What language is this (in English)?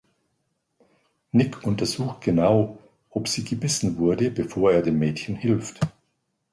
German